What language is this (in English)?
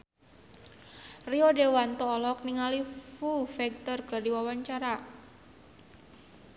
Sundanese